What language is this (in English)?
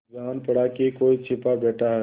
Hindi